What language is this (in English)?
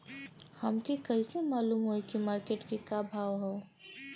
Bhojpuri